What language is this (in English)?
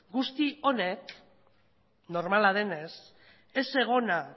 Basque